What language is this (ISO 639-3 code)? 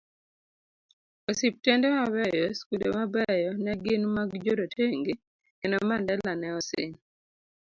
luo